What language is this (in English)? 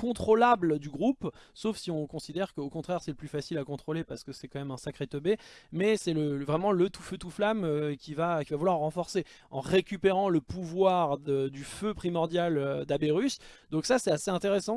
French